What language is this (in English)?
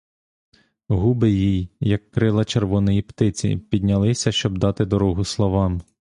Ukrainian